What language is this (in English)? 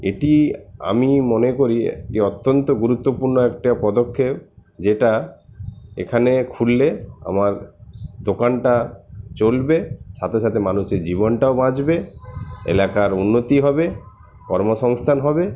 Bangla